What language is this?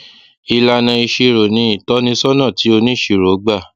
Yoruba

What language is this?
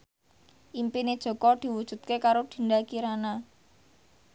Javanese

